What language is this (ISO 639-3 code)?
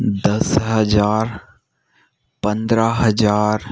hin